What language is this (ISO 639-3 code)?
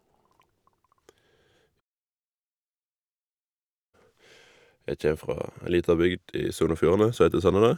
nor